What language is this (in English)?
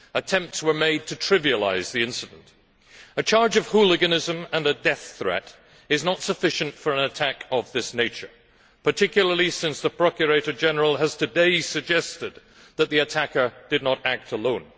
English